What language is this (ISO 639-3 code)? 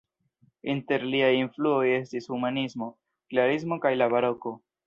epo